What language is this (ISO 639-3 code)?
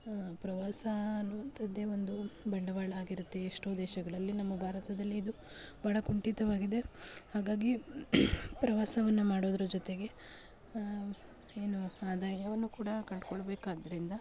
kan